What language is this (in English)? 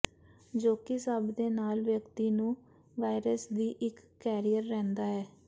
Punjabi